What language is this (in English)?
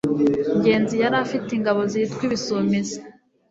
Kinyarwanda